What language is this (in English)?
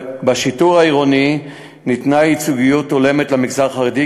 Hebrew